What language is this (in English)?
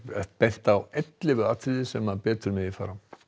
Icelandic